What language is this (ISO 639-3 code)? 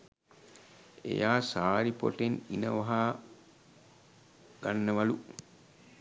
sin